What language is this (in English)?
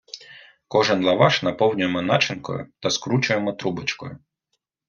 Ukrainian